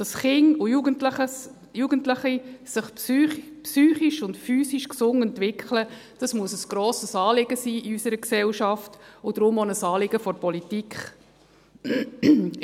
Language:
Swiss German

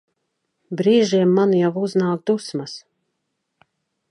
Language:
Latvian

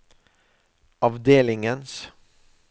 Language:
Norwegian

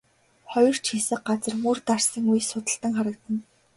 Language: Mongolian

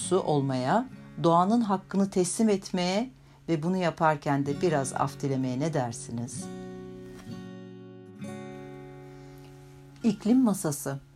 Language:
Turkish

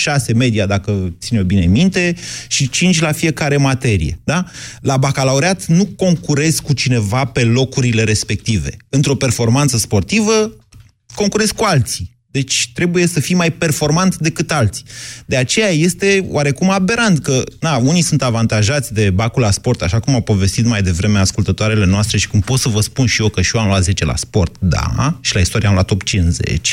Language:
Romanian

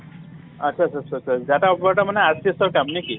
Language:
Assamese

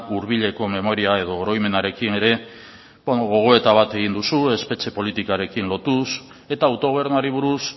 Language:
Basque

